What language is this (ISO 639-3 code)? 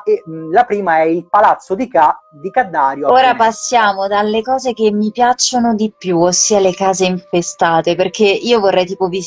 ita